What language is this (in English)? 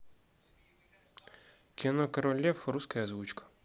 Russian